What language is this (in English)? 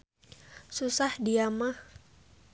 Sundanese